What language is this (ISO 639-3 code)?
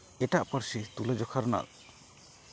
sat